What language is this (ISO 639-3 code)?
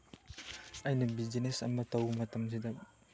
mni